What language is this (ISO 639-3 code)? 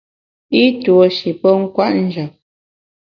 bax